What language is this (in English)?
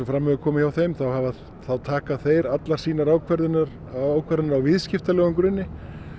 Icelandic